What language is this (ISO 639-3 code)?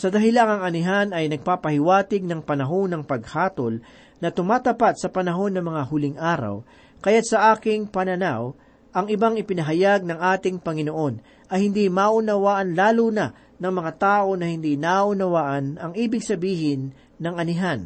fil